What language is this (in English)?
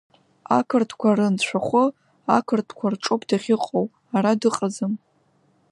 Abkhazian